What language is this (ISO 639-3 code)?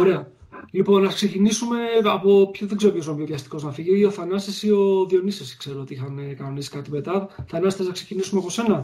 ell